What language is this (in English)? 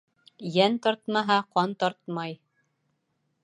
Bashkir